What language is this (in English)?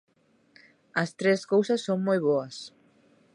Galician